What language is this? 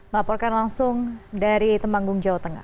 Indonesian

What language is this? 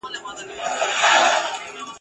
Pashto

